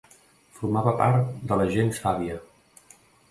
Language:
Catalan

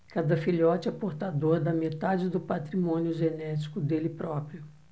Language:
Portuguese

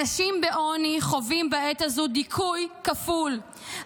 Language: Hebrew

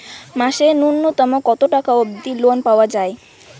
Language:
Bangla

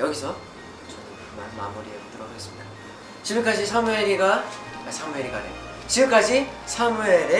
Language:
Korean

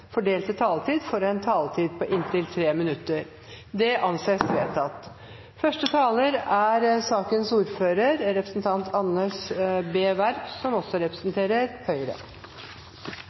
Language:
Norwegian Bokmål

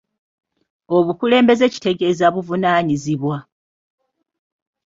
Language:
Ganda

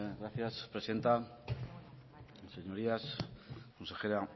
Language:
Spanish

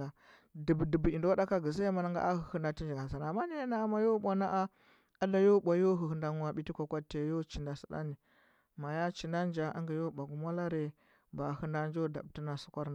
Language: Huba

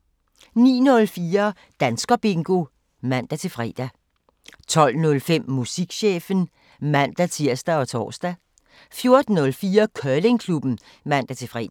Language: Danish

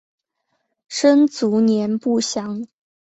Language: Chinese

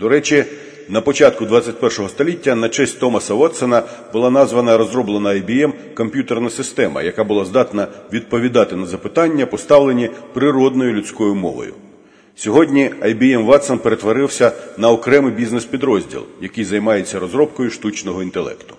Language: Ukrainian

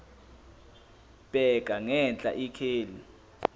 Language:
Zulu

